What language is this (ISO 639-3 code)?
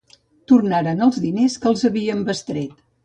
cat